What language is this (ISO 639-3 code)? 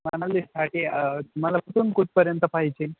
mar